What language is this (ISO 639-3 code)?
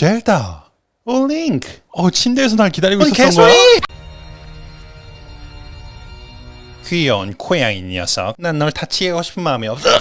kor